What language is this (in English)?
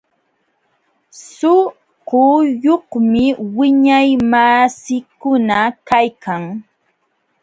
Jauja Wanca Quechua